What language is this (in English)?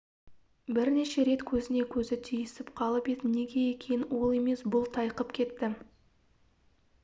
Kazakh